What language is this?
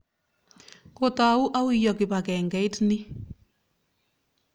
Kalenjin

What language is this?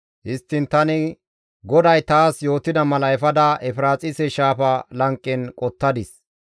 Gamo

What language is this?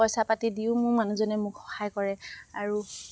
Assamese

